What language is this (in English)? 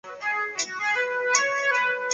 Chinese